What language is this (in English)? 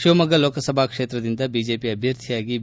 Kannada